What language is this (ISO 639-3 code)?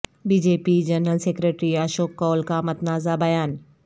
urd